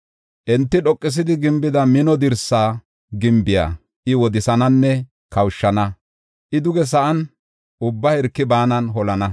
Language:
Gofa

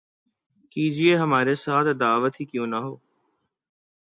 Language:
Urdu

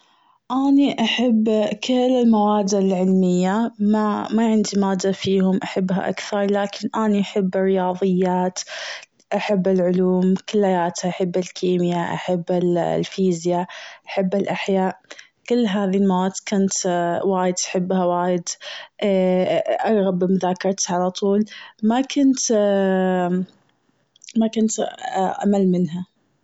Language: Gulf Arabic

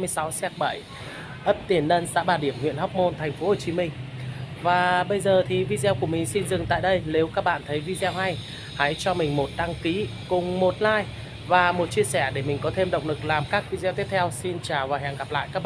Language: Vietnamese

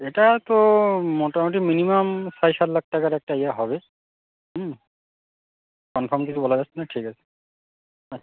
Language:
Bangla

